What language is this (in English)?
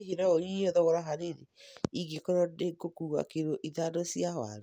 Kikuyu